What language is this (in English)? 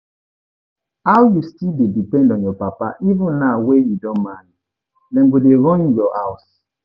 Nigerian Pidgin